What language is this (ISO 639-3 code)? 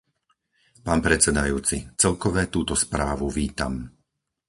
slk